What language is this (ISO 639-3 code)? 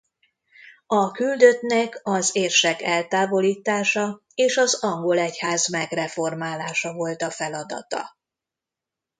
hun